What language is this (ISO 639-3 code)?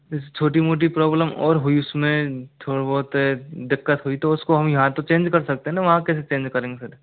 hin